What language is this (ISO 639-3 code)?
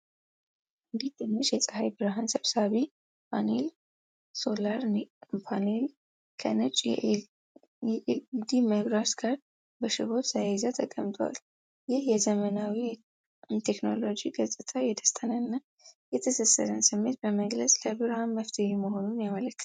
amh